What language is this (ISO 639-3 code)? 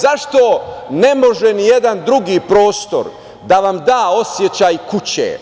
srp